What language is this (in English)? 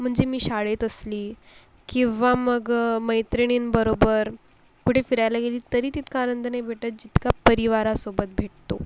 Marathi